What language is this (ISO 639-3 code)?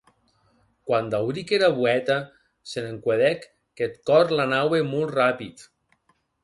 oci